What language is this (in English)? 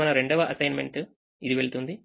Telugu